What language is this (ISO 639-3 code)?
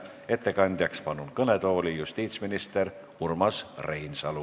est